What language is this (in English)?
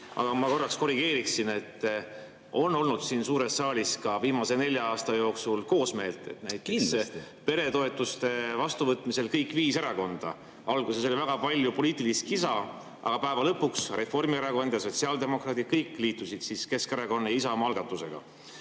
Estonian